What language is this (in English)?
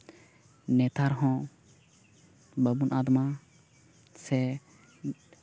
Santali